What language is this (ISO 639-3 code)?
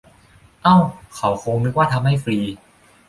tha